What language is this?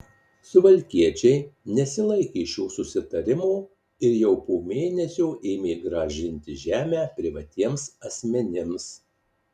Lithuanian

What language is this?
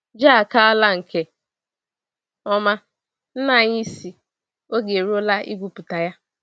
Igbo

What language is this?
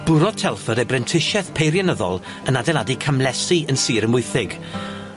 Welsh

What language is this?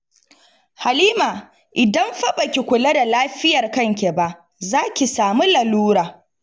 Hausa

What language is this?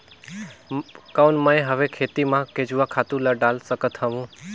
Chhattisgarhi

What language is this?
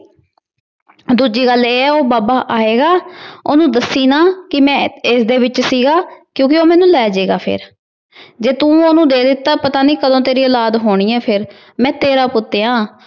Punjabi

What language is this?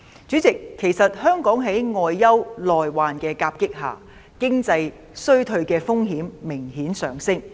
Cantonese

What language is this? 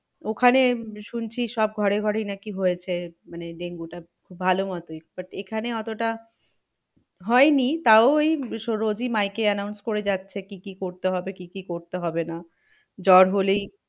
Bangla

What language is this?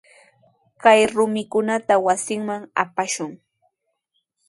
Sihuas Ancash Quechua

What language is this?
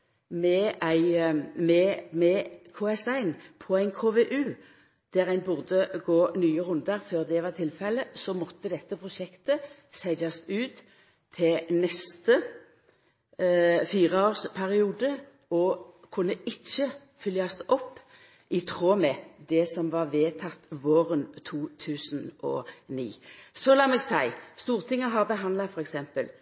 Norwegian Nynorsk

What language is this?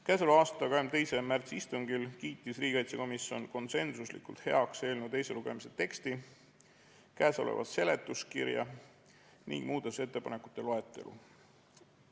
Estonian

